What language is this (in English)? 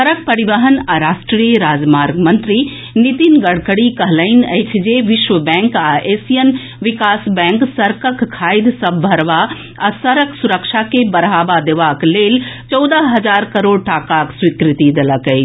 Maithili